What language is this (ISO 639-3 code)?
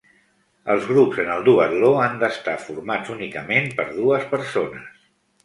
cat